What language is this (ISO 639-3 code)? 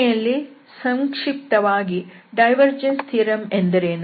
kan